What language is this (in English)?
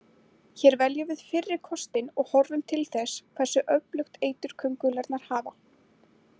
Icelandic